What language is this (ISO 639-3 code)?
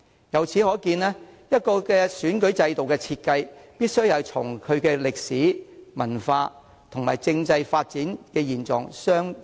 yue